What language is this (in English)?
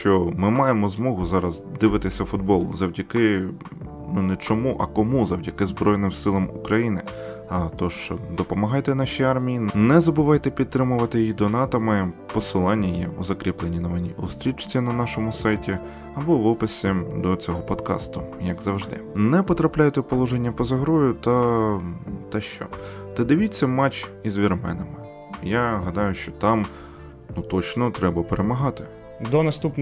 Ukrainian